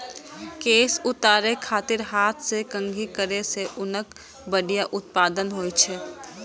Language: Maithili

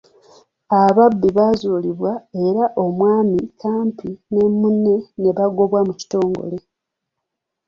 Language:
Ganda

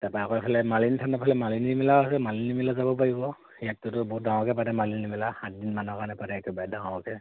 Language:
Assamese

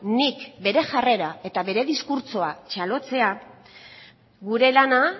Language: Basque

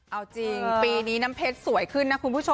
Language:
Thai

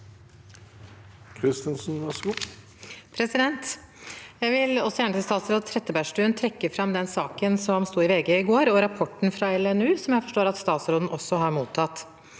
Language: Norwegian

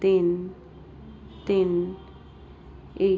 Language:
Punjabi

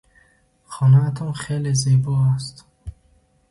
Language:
Tajik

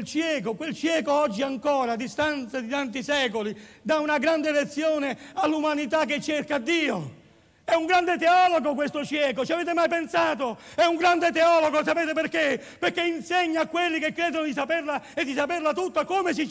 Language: Italian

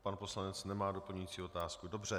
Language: Czech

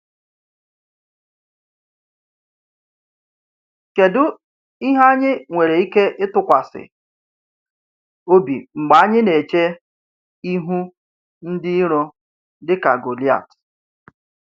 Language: Igbo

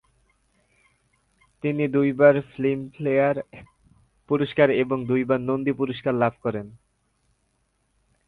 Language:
Bangla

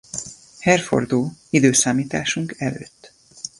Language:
Hungarian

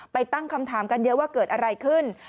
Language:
Thai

